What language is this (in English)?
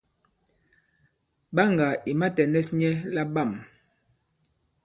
Bankon